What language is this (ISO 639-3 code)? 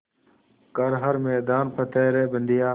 hin